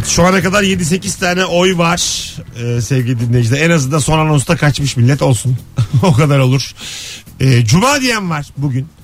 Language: Turkish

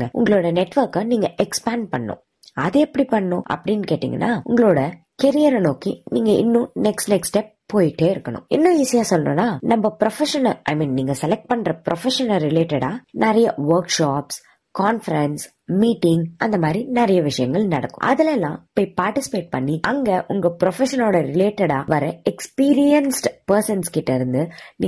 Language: Tamil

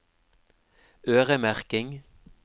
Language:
Norwegian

